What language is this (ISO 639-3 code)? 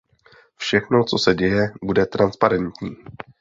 ces